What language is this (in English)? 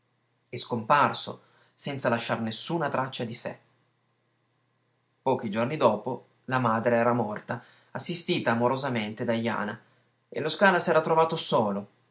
Italian